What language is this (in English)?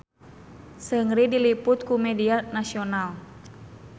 Sundanese